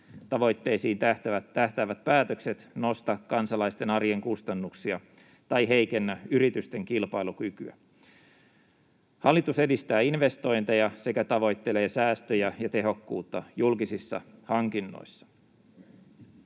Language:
Finnish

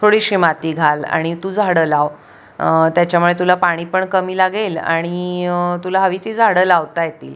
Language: Marathi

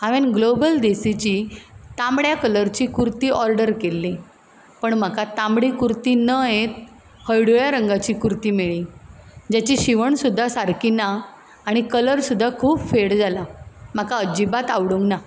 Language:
Konkani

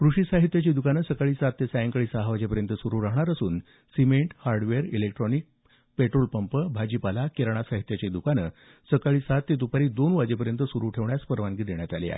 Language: Marathi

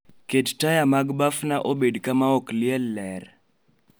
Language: Luo (Kenya and Tanzania)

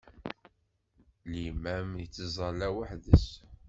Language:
Kabyle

